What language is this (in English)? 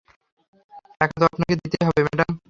Bangla